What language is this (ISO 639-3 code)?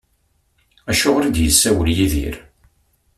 kab